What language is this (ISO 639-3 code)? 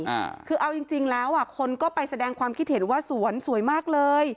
tha